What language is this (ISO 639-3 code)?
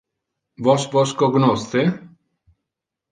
ina